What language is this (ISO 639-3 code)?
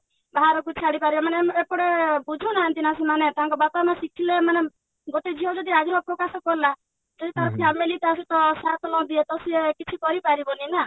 ori